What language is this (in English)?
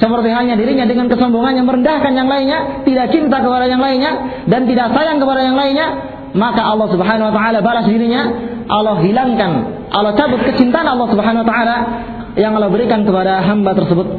Malay